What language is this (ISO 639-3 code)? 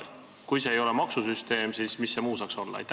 est